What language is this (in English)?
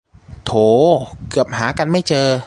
Thai